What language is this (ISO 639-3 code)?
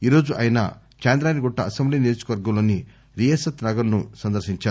tel